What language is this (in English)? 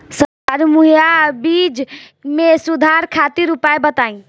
Bhojpuri